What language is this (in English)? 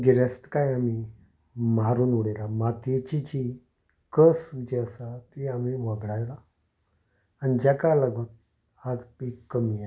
Konkani